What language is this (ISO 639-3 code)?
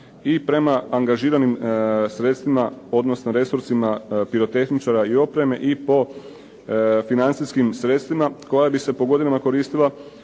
hrv